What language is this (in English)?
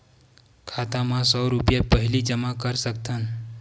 Chhattisgarhi